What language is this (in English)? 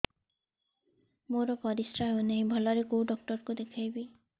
Odia